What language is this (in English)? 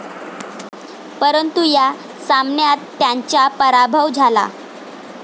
Marathi